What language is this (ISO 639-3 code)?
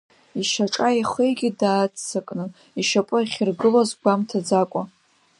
abk